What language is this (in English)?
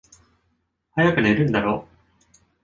Japanese